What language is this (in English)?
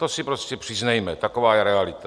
Czech